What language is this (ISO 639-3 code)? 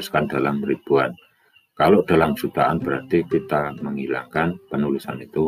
ind